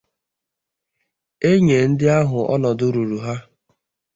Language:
Igbo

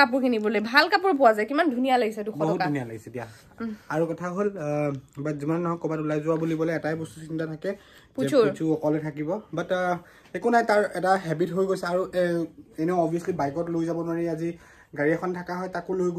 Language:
Indonesian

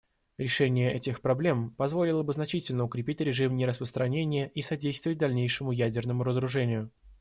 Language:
Russian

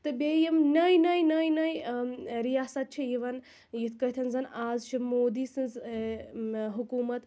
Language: Kashmiri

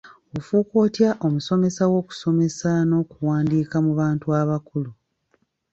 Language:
Ganda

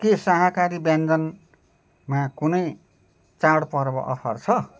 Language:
Nepali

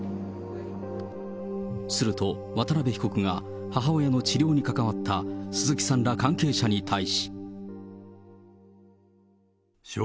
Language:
Japanese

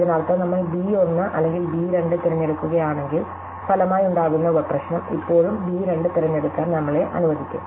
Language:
Malayalam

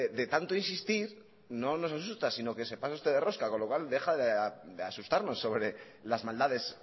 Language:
Spanish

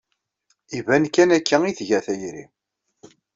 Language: Kabyle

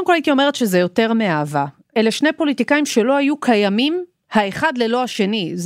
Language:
Hebrew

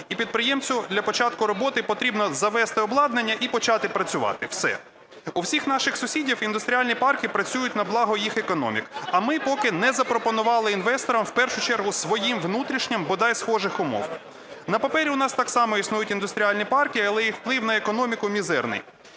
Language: Ukrainian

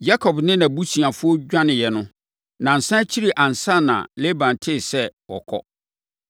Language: Akan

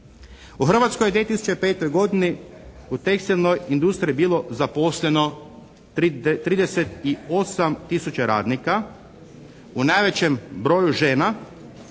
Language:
Croatian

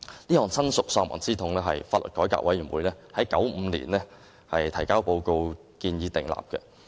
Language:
Cantonese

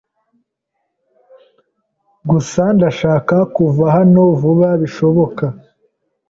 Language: Kinyarwanda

